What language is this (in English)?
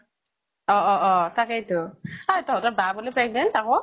Assamese